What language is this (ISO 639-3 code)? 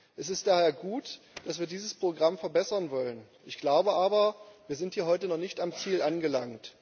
deu